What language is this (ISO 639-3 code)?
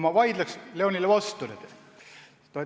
est